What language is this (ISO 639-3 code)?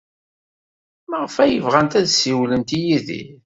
kab